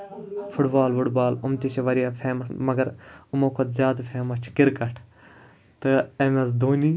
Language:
Kashmiri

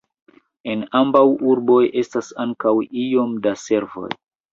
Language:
Esperanto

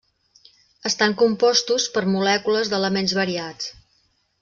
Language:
Catalan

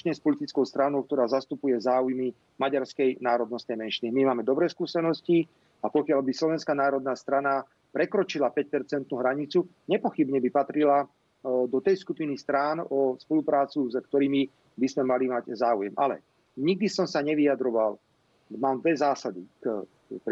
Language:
Czech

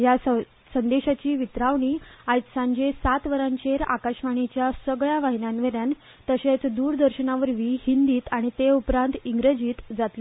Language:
Konkani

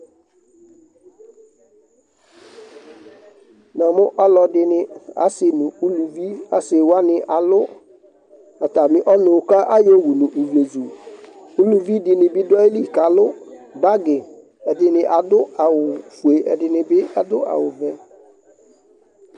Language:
Ikposo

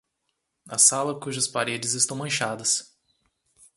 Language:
Portuguese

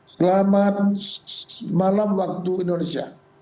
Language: Indonesian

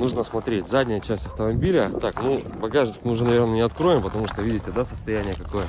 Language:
Russian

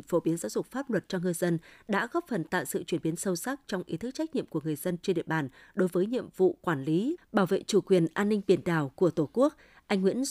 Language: Vietnamese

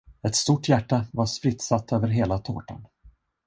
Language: Swedish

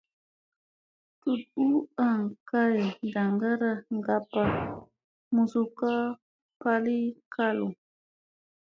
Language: Musey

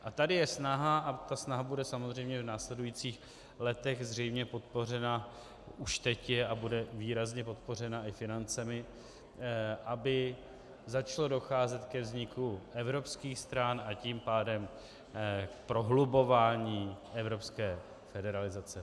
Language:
Czech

